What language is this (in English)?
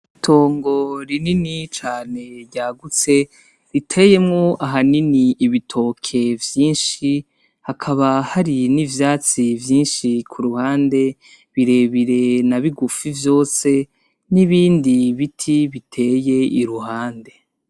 Rundi